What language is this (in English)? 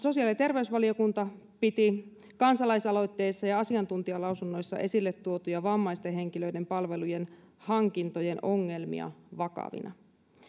Finnish